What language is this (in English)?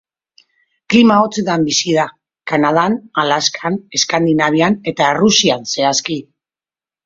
Basque